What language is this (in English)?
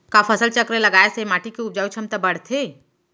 Chhattisgarhi